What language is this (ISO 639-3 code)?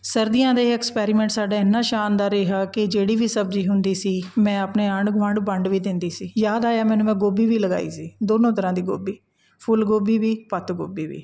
pan